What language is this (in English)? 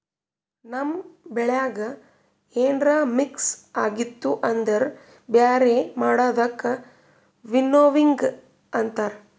Kannada